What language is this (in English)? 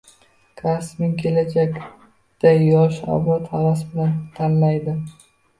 Uzbek